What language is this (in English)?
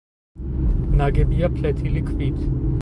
Georgian